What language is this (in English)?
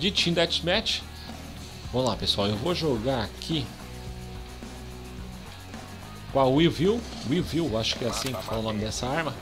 Portuguese